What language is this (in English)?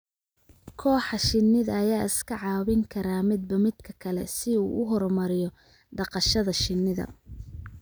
Somali